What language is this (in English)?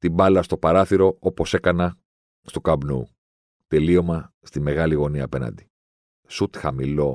Greek